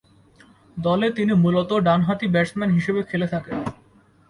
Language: Bangla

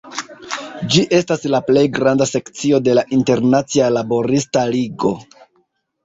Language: Esperanto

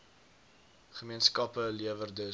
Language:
Afrikaans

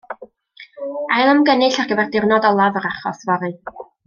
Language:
Welsh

